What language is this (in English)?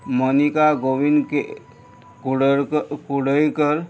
Konkani